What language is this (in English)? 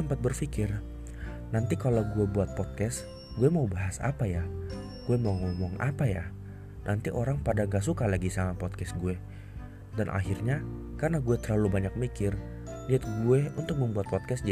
Indonesian